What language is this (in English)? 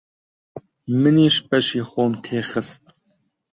Central Kurdish